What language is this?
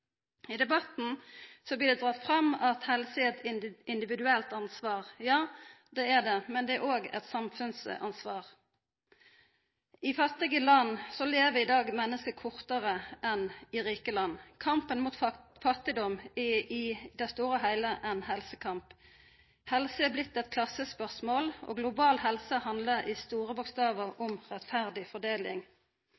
Norwegian Nynorsk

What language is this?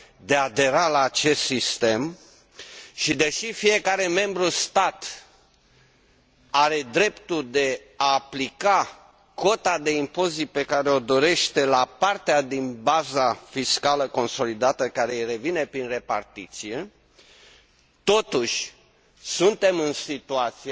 Romanian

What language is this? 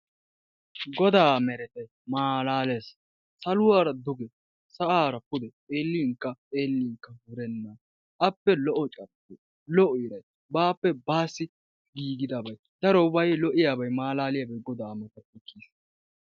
Wolaytta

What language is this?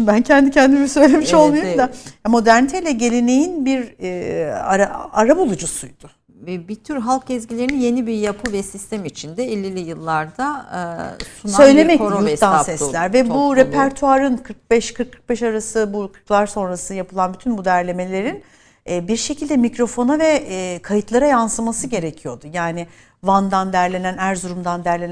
Turkish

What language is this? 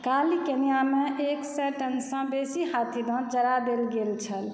Maithili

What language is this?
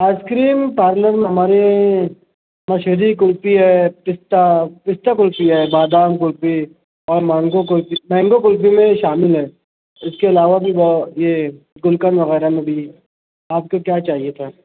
Urdu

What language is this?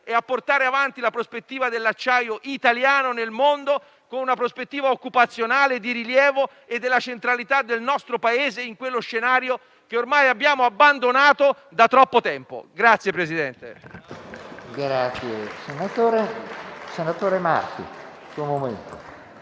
Italian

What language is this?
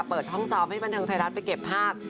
Thai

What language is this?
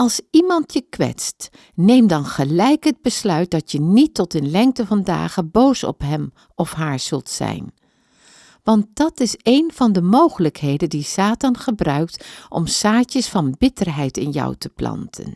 Dutch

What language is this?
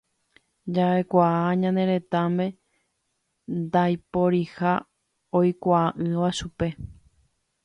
Guarani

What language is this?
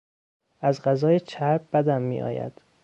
Persian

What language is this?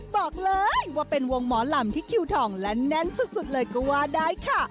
Thai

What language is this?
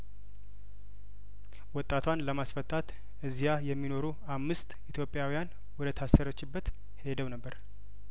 Amharic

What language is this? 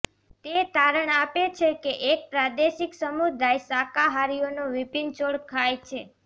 Gujarati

